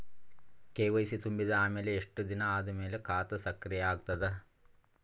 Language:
Kannada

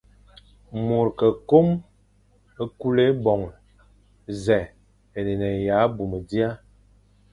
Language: Fang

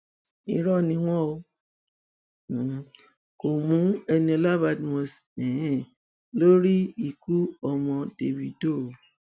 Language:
Yoruba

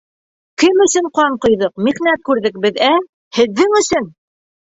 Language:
Bashkir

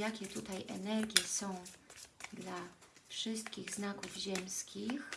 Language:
Polish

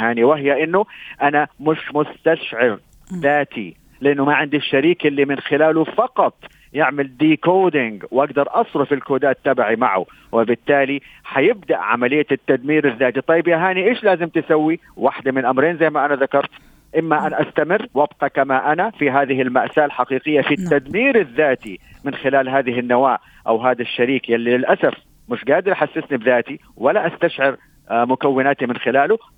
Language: Arabic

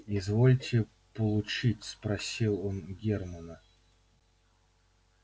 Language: Russian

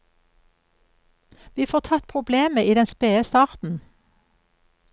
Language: Norwegian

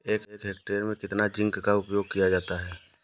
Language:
Hindi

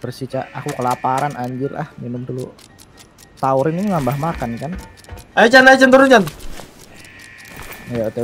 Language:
Indonesian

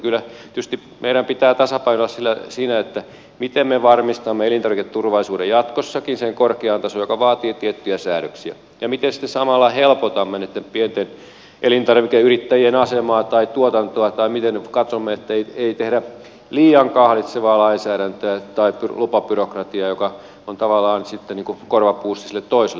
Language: Finnish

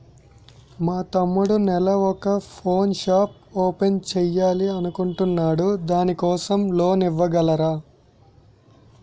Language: Telugu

